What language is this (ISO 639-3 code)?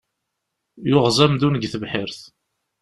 kab